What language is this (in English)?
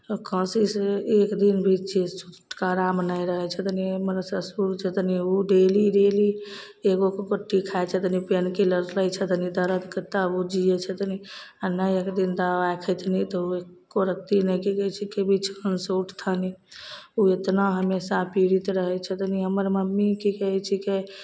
Maithili